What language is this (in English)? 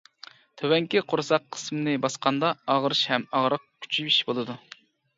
Uyghur